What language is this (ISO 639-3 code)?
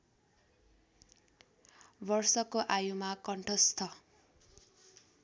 nep